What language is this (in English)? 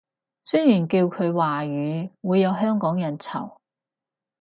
Cantonese